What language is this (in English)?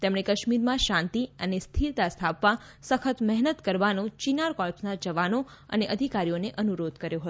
Gujarati